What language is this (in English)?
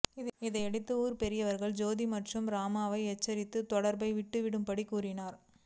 Tamil